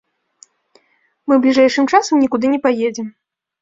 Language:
Belarusian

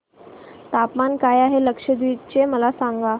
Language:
Marathi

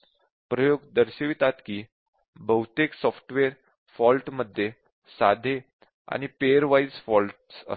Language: Marathi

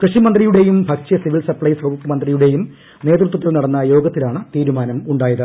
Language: Malayalam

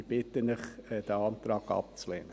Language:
Swiss German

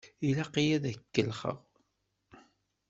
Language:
Kabyle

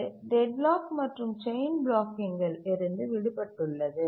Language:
Tamil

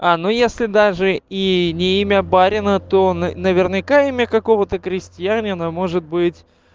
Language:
Russian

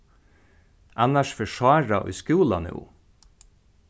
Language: Faroese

